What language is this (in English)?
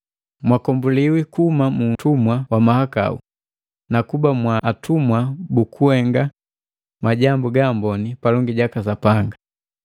Matengo